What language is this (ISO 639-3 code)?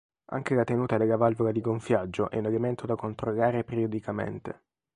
ita